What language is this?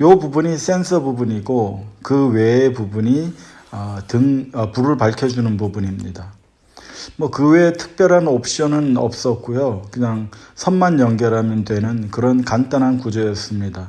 Korean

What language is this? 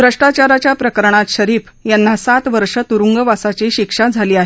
Marathi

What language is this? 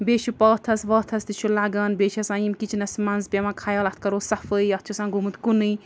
Kashmiri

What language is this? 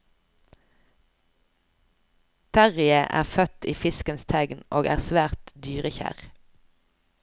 Norwegian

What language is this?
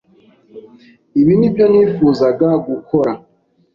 Kinyarwanda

